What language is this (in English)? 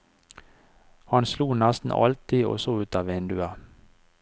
Norwegian